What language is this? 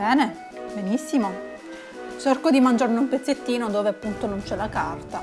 Italian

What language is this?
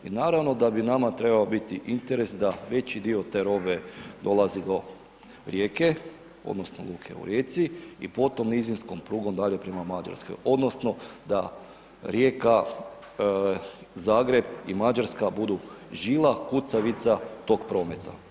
Croatian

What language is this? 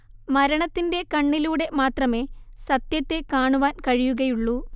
Malayalam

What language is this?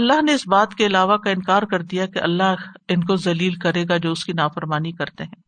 Urdu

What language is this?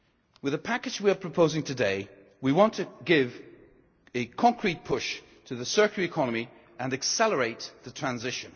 English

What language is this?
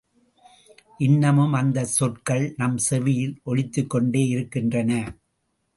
Tamil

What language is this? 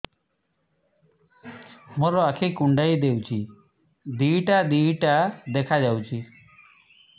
Odia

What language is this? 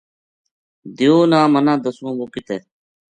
Gujari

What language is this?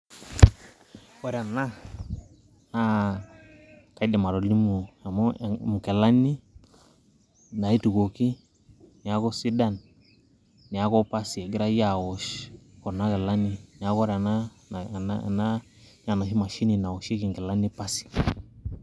Masai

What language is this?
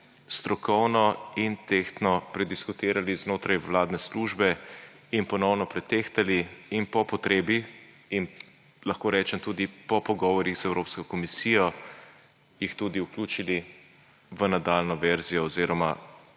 Slovenian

